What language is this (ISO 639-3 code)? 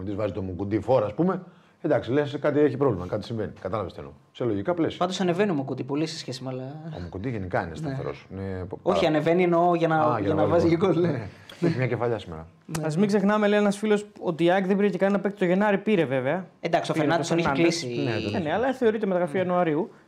ell